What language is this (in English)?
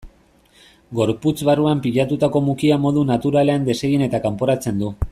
Basque